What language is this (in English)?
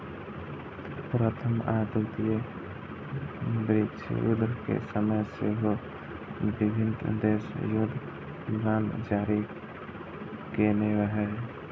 Maithili